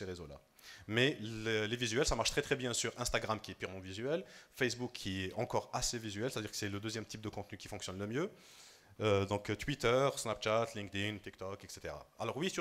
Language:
French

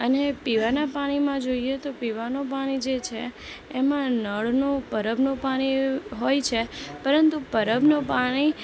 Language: Gujarati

